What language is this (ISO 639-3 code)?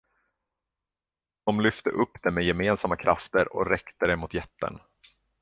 swe